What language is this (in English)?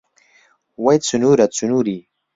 Central Kurdish